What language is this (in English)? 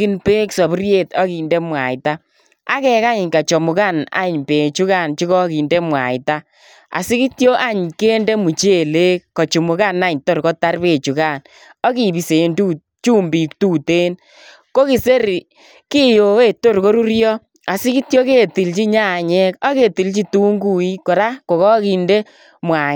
Kalenjin